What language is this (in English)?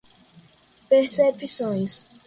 Portuguese